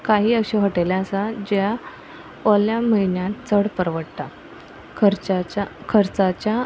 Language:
Konkani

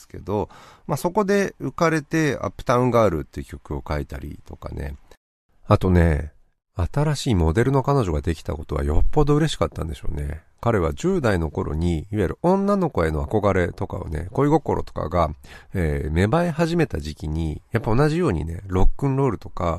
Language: Japanese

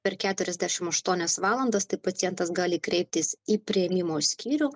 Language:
Lithuanian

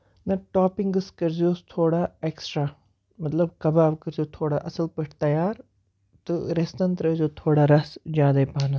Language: Kashmiri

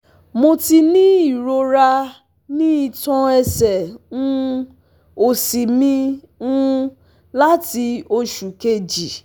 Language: Yoruba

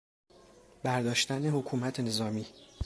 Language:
Persian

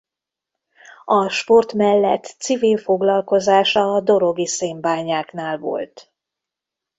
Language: Hungarian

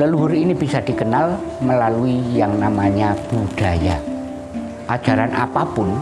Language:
Indonesian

